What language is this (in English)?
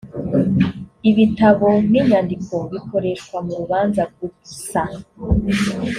Kinyarwanda